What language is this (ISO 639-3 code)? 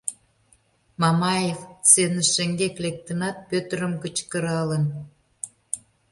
chm